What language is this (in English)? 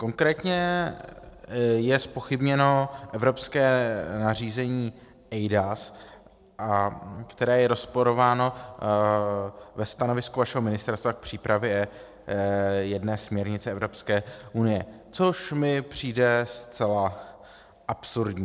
Czech